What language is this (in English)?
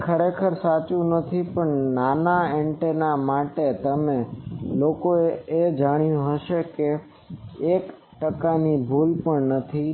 Gujarati